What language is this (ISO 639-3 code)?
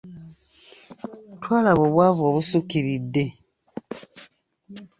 lug